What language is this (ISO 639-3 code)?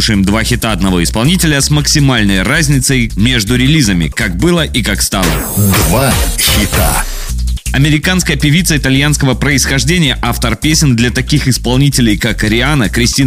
rus